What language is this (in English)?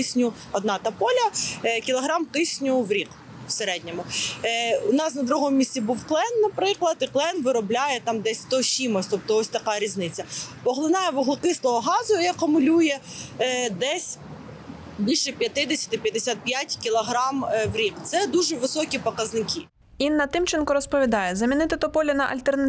Ukrainian